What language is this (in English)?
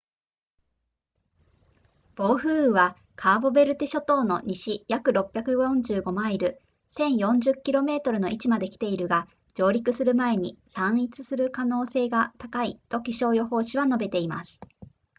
Japanese